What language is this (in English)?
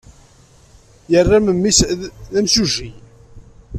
Kabyle